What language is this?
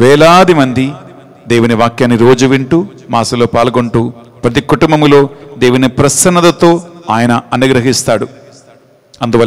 Hindi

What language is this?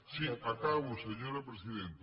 Catalan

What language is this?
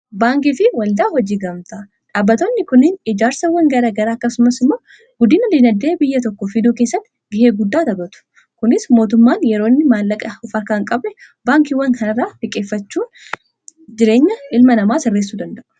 Oromo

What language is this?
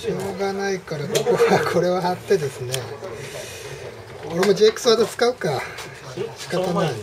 Japanese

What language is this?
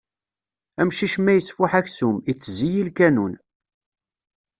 Kabyle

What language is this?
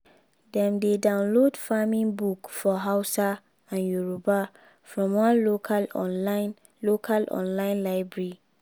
Nigerian Pidgin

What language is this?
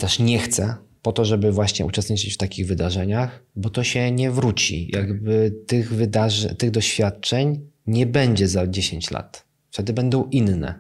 Polish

